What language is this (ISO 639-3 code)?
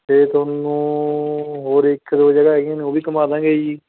pan